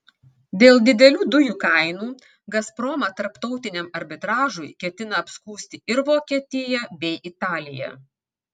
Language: Lithuanian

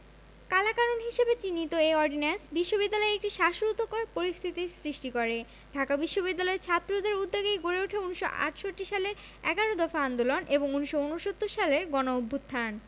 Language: Bangla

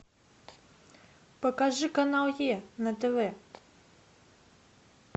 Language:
Russian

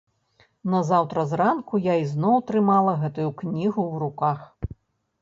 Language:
Belarusian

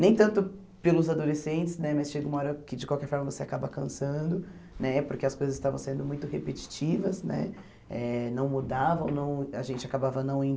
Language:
Portuguese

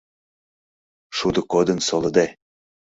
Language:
Mari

